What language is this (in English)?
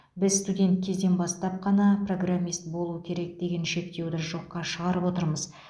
Kazakh